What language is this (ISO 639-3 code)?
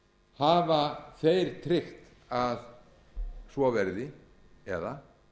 isl